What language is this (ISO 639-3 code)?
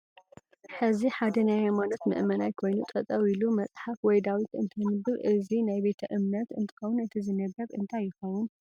tir